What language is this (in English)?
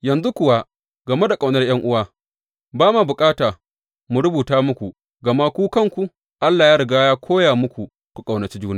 Hausa